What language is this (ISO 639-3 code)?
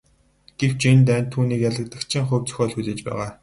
mon